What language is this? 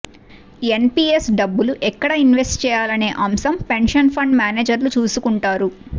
Telugu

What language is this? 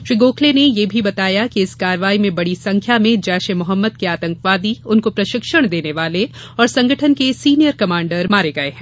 Hindi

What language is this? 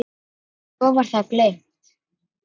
Icelandic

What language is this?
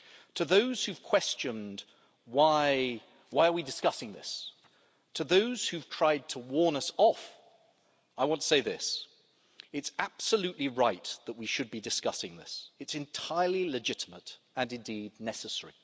English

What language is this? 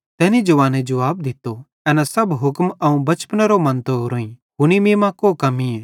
Bhadrawahi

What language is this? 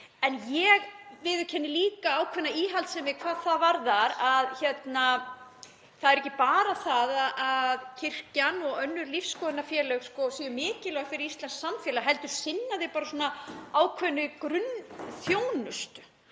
Icelandic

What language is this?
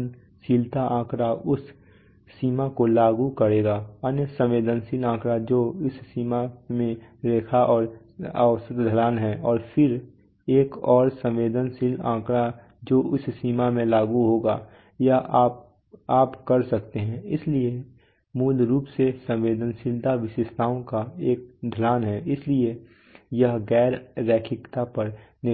Hindi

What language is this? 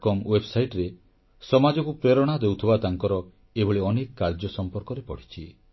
Odia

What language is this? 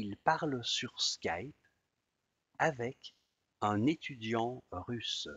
French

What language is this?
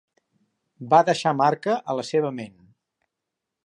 Catalan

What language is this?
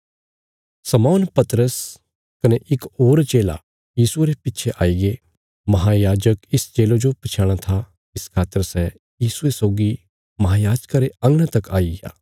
Bilaspuri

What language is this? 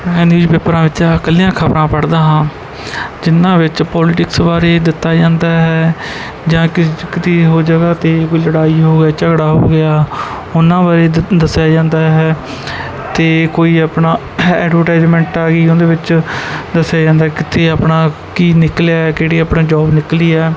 Punjabi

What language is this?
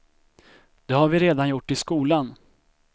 Swedish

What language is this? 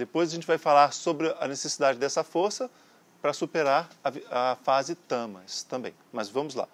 Portuguese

